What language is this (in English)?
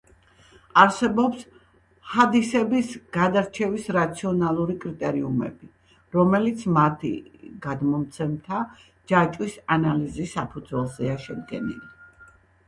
Georgian